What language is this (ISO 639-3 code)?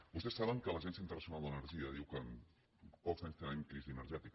cat